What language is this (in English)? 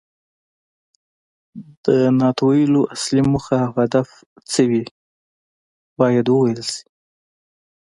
Pashto